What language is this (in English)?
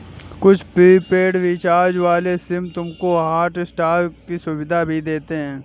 Hindi